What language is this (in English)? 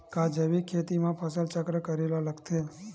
Chhattisgarhi